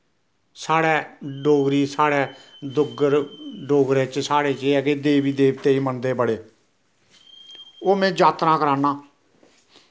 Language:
Dogri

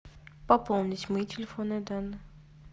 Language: Russian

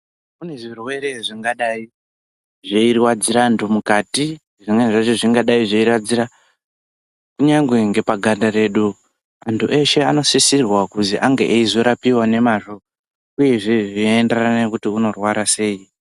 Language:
Ndau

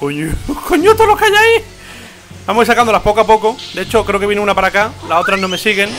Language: Spanish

